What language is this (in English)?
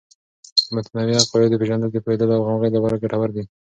Pashto